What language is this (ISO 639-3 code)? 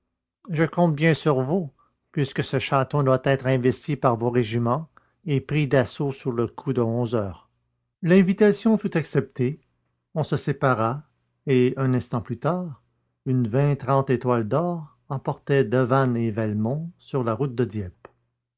fra